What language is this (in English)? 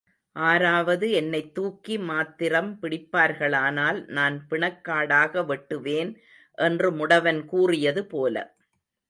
Tamil